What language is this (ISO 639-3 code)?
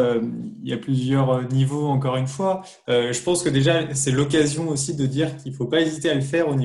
fra